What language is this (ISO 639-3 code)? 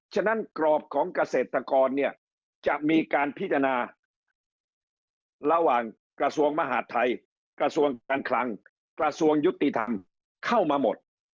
tha